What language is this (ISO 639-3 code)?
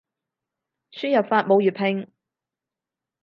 yue